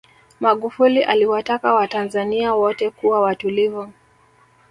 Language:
Swahili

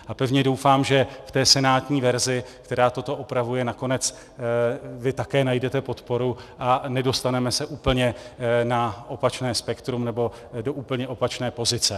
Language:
Czech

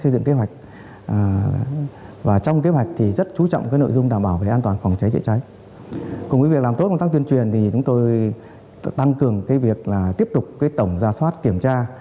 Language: Vietnamese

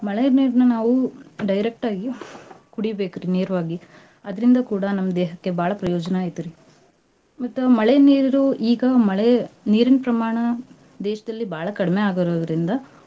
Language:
Kannada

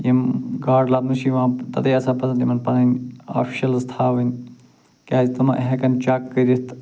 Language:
Kashmiri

